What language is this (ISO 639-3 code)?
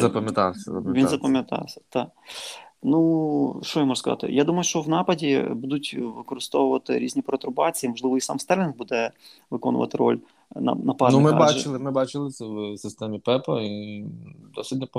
ukr